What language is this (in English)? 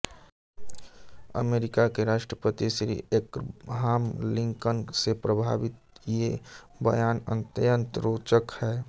Hindi